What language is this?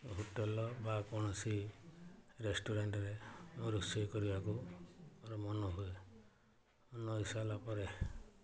Odia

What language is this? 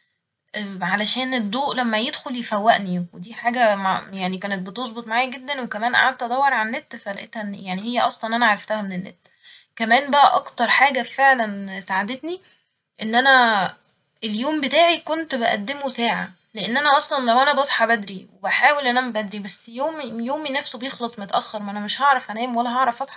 Egyptian Arabic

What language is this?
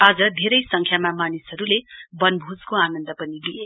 Nepali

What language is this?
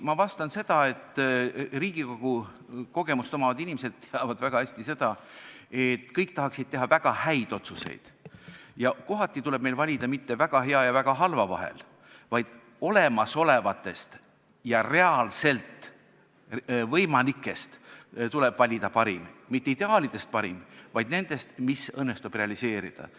Estonian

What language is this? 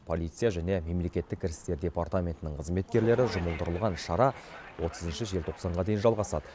Kazakh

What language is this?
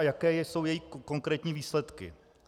Czech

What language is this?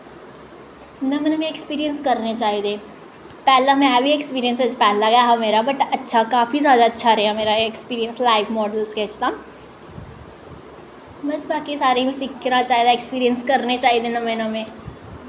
Dogri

